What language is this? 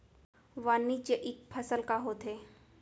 Chhattisgarhi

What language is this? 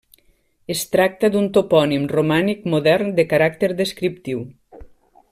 Catalan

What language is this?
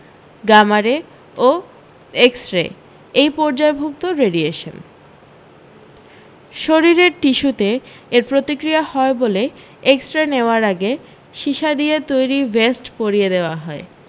Bangla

